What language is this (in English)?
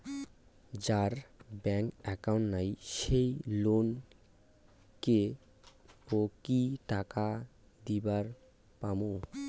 Bangla